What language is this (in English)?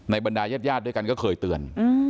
Thai